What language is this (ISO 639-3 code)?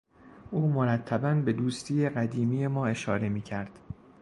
fas